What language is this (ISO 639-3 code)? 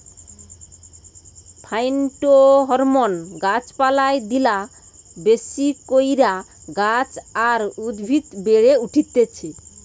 ben